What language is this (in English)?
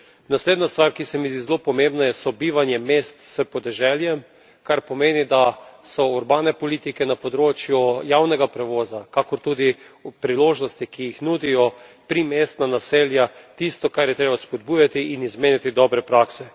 Slovenian